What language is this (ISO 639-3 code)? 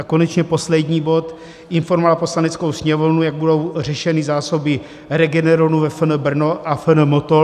ces